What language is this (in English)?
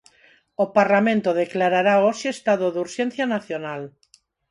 Galician